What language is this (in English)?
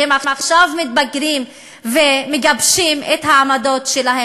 Hebrew